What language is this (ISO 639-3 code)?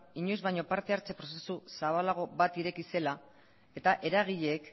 eus